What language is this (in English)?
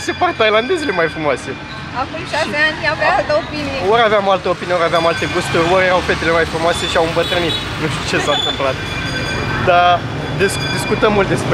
Romanian